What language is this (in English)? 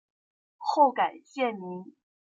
Chinese